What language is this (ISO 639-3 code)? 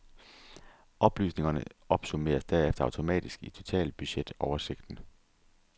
dan